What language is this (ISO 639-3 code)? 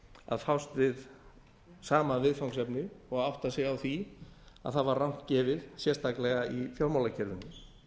isl